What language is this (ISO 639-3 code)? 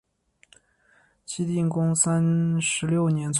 zho